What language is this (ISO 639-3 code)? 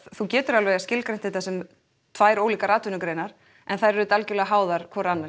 isl